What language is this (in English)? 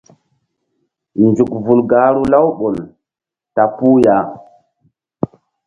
Mbum